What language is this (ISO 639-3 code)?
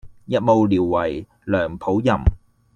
yue